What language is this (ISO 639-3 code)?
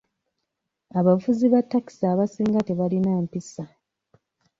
lug